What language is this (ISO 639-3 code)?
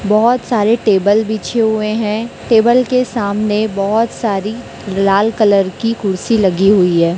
hin